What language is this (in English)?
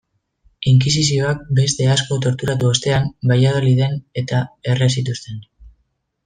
Basque